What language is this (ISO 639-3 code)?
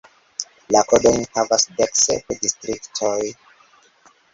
epo